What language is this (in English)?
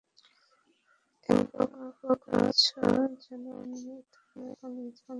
Bangla